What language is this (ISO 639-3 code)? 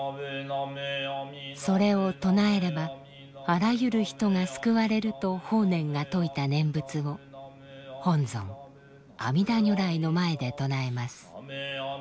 jpn